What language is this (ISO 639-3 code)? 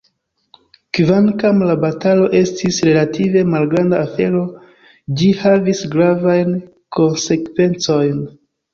epo